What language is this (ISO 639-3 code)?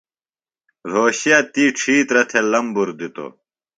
phl